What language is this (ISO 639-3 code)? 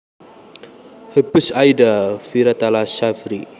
jav